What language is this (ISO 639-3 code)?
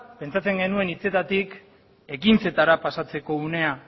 eus